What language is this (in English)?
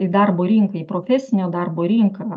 Lithuanian